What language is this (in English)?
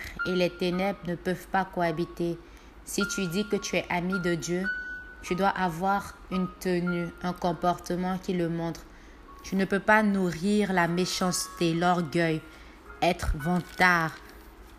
French